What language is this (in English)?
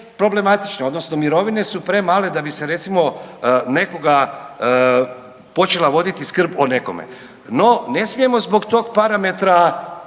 Croatian